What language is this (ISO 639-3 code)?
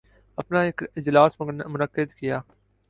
urd